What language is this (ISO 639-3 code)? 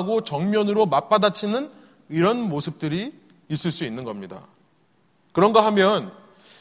kor